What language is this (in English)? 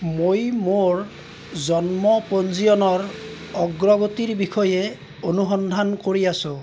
Assamese